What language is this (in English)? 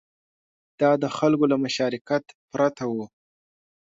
Pashto